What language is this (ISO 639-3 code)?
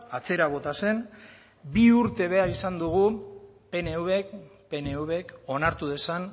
eus